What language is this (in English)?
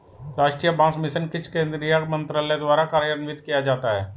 Hindi